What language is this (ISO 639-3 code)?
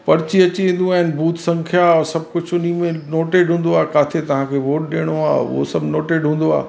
snd